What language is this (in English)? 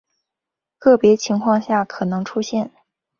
Chinese